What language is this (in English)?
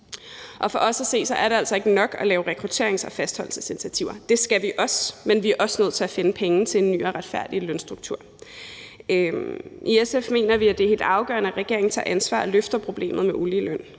Danish